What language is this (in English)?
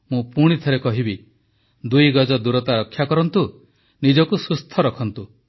Odia